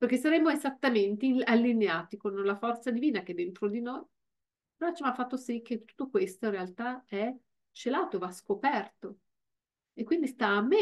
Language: Italian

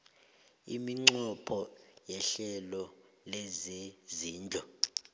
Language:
South Ndebele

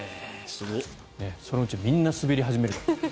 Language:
Japanese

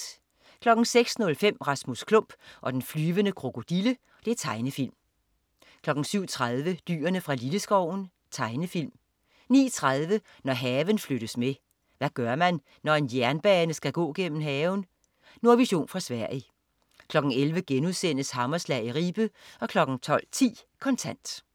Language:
Danish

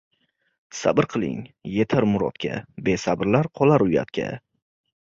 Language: Uzbek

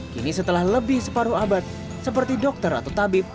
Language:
Indonesian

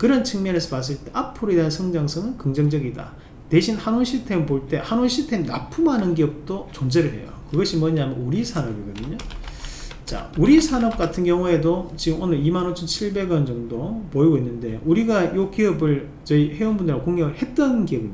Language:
Korean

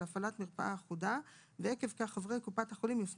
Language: Hebrew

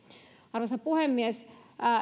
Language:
Finnish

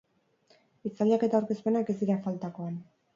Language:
Basque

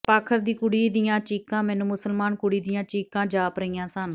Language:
Punjabi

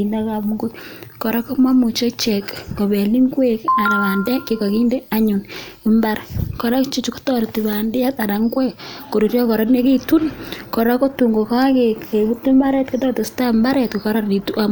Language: Kalenjin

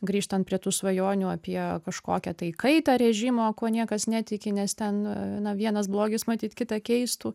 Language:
Lithuanian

